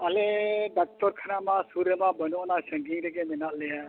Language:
Santali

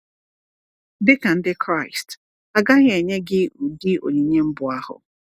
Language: Igbo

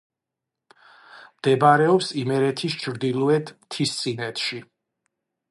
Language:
Georgian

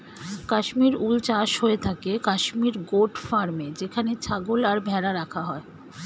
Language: Bangla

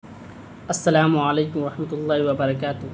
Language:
Urdu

